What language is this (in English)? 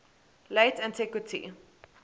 English